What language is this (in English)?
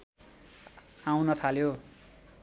Nepali